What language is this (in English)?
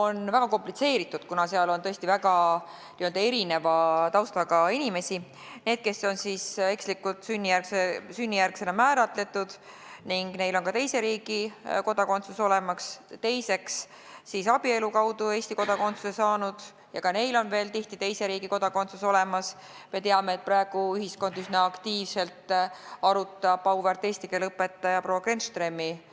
Estonian